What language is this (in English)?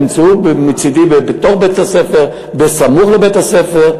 Hebrew